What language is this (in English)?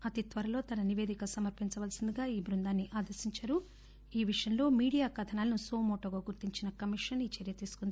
Telugu